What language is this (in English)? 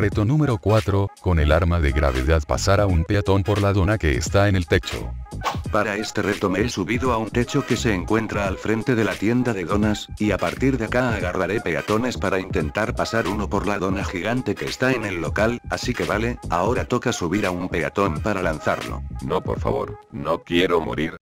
Spanish